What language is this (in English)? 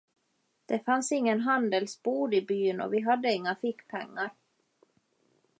Swedish